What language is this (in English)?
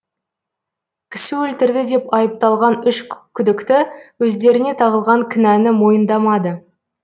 Kazakh